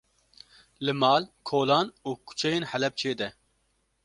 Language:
Kurdish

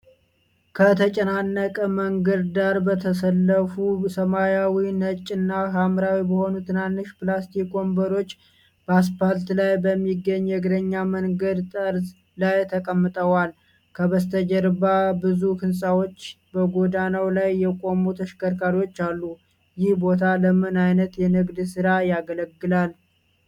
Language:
Amharic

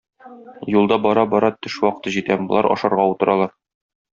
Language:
Tatar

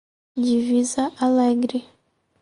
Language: Portuguese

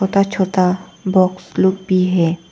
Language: Hindi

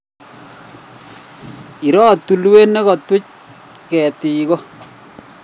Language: Kalenjin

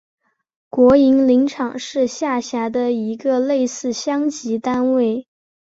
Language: Chinese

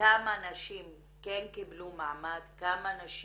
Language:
Hebrew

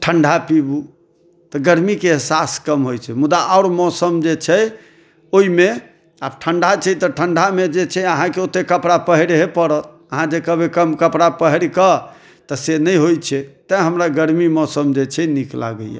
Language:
Maithili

